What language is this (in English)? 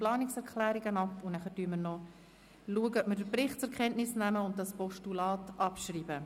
Swiss German